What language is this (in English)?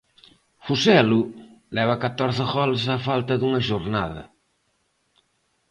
Galician